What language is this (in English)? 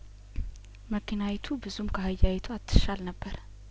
Amharic